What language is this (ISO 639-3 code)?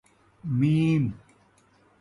skr